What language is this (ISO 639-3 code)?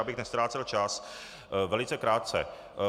ces